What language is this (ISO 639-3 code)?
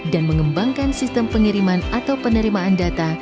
ind